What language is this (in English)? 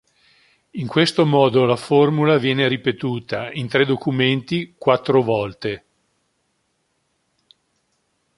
Italian